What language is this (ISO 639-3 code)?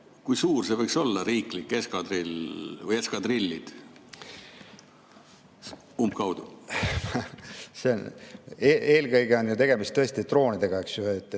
est